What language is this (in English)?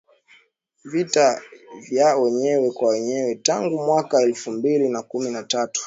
Swahili